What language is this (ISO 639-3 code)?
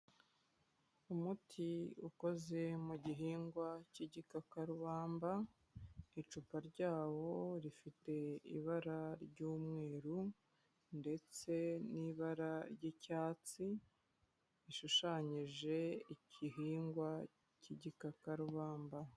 kin